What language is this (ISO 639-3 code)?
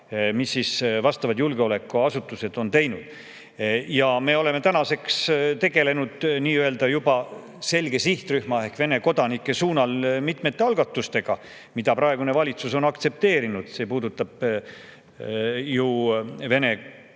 est